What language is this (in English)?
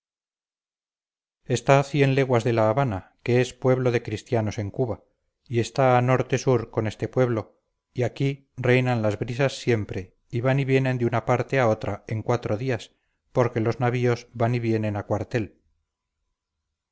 Spanish